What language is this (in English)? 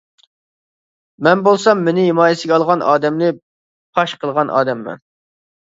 Uyghur